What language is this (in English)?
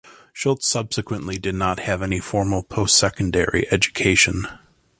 English